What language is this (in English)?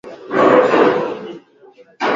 Swahili